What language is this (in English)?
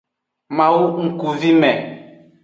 Aja (Benin)